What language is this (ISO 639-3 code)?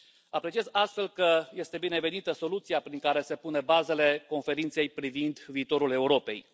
ron